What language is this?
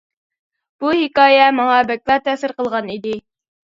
Uyghur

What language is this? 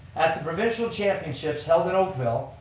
English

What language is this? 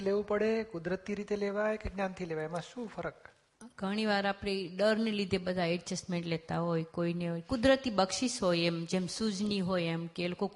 Gujarati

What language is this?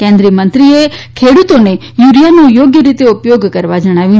Gujarati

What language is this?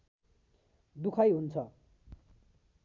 Nepali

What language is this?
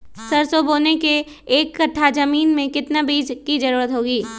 Magahi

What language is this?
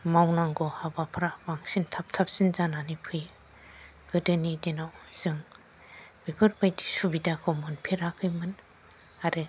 Bodo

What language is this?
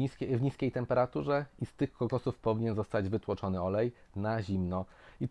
Polish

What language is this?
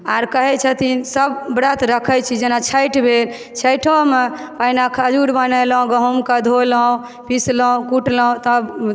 Maithili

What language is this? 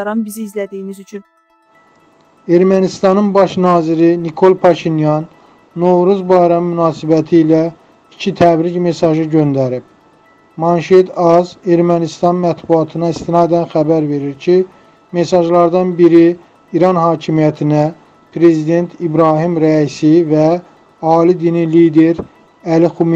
Turkish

